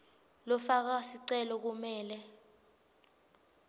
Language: Swati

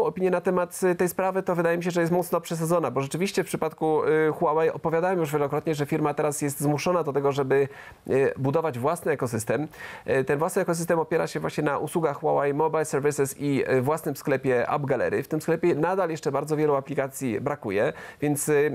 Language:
Polish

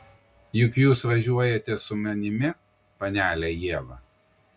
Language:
Lithuanian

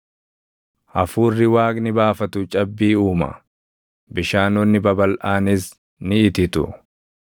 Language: Oromo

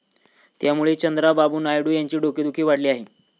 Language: Marathi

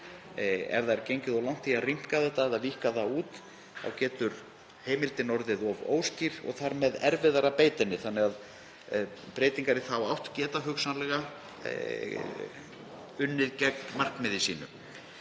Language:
Icelandic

